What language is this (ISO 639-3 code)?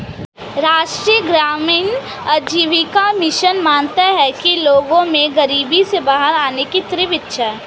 hin